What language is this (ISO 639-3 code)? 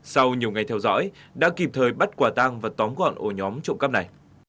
vie